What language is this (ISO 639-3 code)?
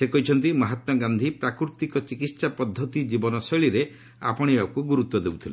ori